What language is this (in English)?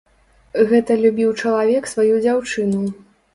Belarusian